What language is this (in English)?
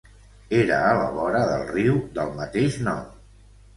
Catalan